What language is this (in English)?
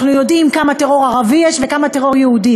Hebrew